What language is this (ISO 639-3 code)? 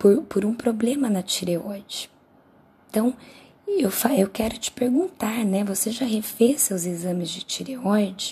por